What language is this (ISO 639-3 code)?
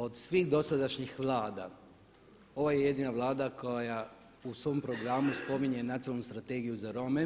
hrv